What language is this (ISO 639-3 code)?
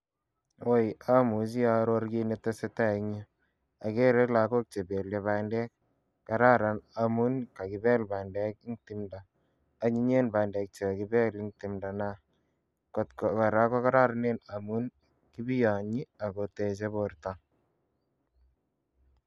kln